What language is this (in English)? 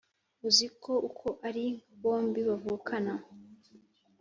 Kinyarwanda